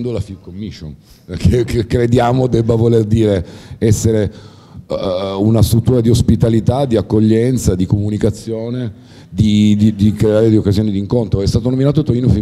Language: Italian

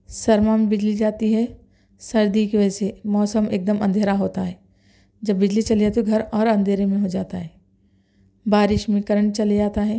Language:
Urdu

